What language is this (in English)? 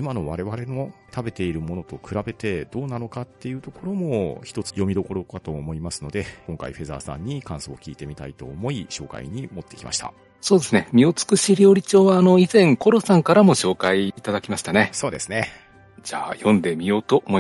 Japanese